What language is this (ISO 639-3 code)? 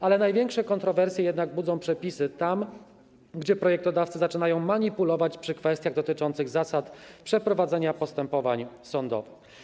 pol